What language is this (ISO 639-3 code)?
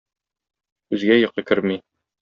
tat